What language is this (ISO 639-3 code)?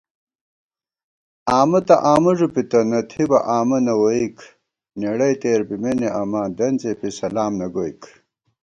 gwt